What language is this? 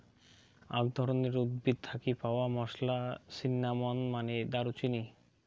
Bangla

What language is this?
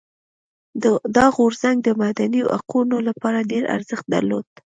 Pashto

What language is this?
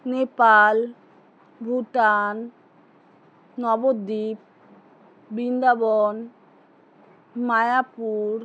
Bangla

